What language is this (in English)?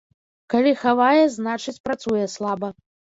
Belarusian